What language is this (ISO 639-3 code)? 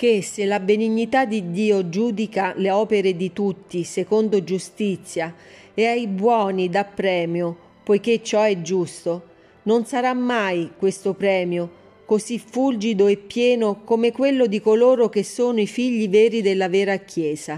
ita